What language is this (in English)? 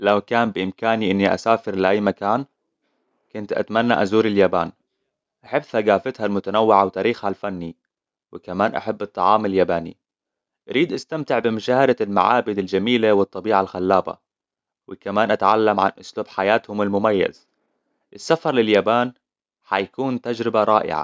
Hijazi Arabic